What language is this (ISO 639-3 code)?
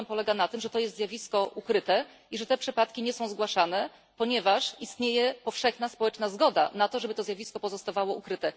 pol